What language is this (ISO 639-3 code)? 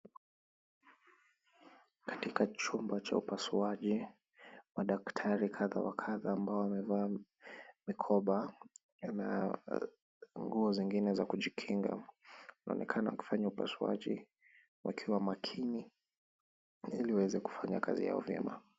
swa